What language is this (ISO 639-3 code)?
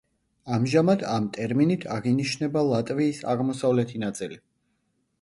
kat